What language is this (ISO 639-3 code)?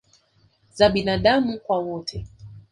swa